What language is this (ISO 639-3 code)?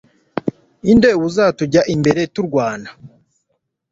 kin